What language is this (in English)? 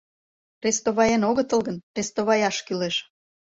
Mari